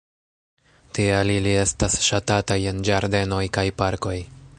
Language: Esperanto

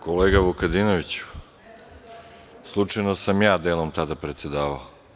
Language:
Serbian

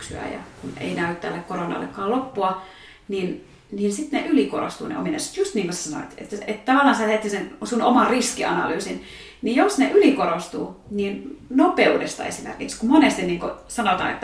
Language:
Finnish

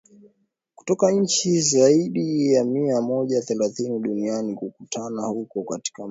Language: Swahili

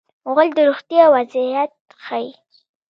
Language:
Pashto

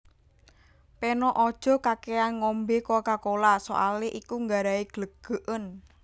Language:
Javanese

